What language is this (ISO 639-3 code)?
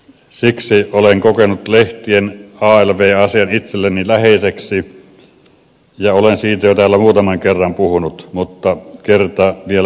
fin